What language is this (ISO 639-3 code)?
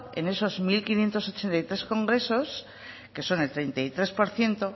spa